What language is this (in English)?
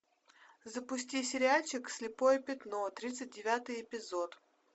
Russian